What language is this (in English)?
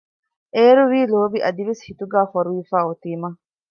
Divehi